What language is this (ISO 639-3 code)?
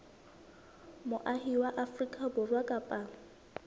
sot